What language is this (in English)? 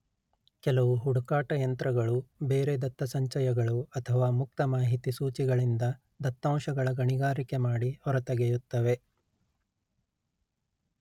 Kannada